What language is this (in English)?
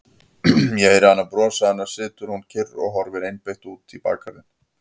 Icelandic